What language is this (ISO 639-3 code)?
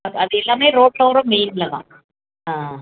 tam